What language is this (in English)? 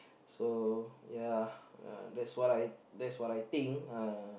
English